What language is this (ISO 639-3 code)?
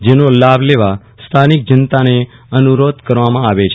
guj